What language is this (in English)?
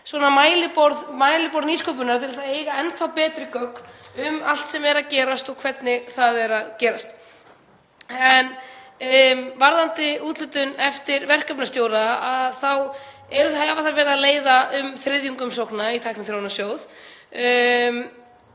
Icelandic